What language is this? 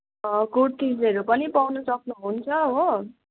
Nepali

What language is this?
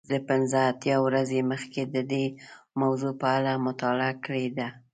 Pashto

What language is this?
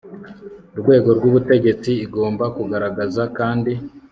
Kinyarwanda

